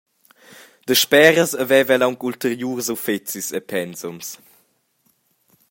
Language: Romansh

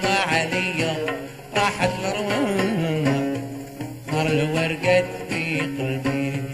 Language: Arabic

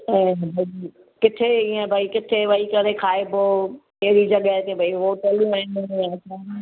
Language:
Sindhi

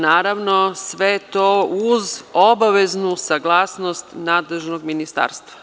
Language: Serbian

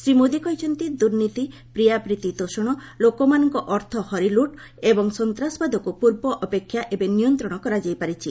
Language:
Odia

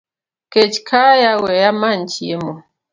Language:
Luo (Kenya and Tanzania)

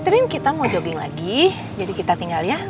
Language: Indonesian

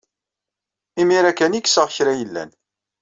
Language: Kabyle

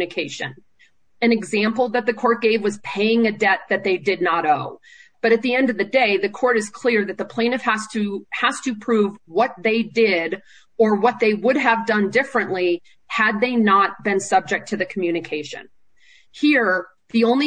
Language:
English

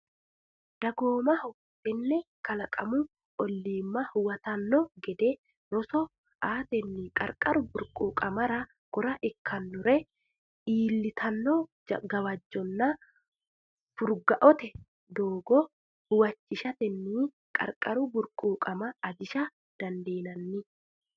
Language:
Sidamo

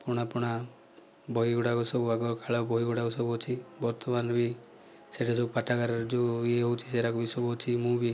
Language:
Odia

